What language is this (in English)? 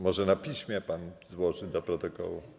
Polish